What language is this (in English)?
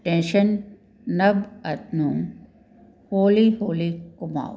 Punjabi